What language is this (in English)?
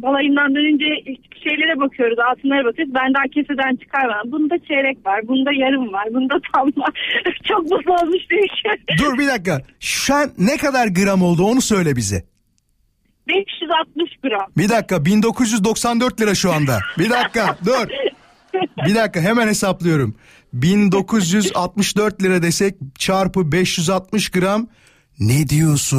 Turkish